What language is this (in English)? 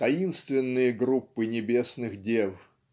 Russian